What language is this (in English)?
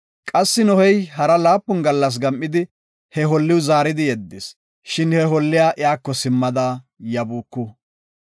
Gofa